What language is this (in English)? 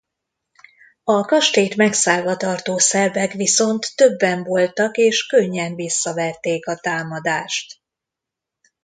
Hungarian